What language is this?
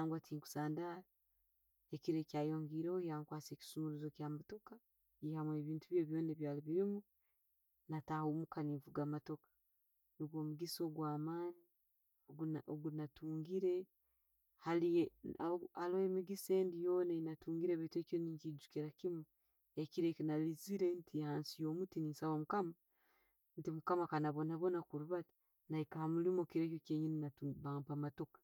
Tooro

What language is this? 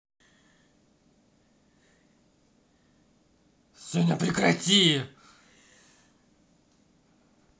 Russian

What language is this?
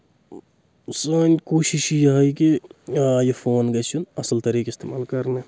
Kashmiri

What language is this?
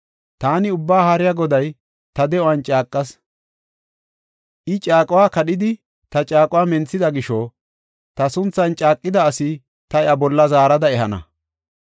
Gofa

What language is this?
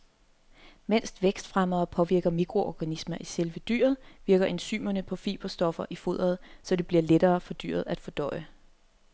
Danish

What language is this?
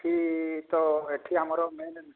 Odia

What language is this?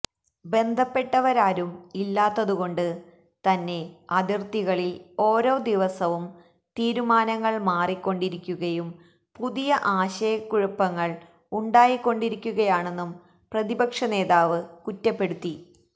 Malayalam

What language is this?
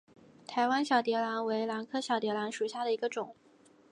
Chinese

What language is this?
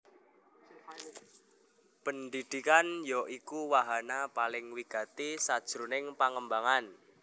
Javanese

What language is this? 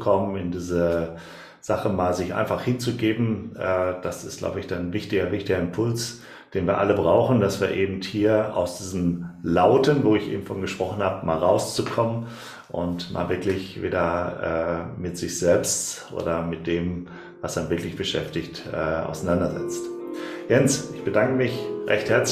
German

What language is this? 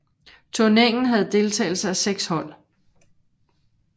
Danish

